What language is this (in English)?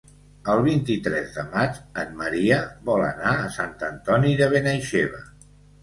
Catalan